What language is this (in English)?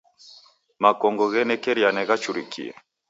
Taita